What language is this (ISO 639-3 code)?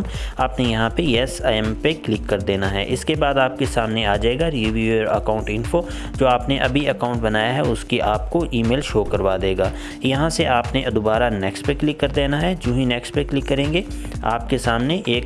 urd